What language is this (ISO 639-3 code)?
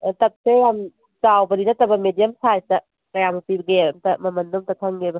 mni